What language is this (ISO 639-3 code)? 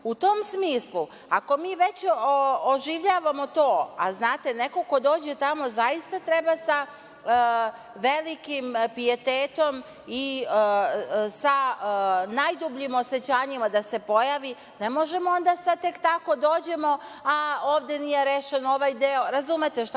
srp